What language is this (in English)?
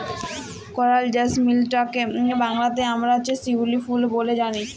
Bangla